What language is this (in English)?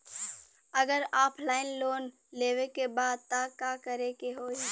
Bhojpuri